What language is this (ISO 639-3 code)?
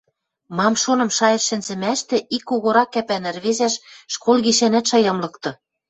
mrj